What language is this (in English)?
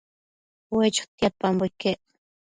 Matsés